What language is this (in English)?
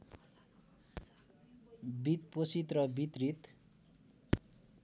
Nepali